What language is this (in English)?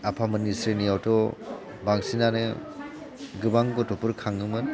Bodo